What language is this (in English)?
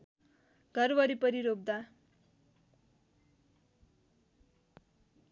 Nepali